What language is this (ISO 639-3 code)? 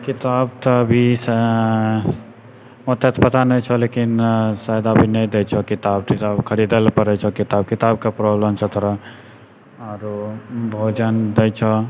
mai